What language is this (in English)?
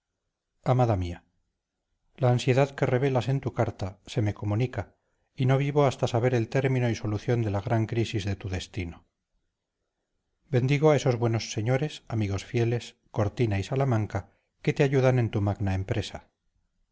Spanish